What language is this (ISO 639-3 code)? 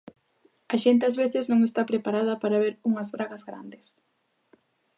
glg